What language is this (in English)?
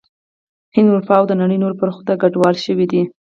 Pashto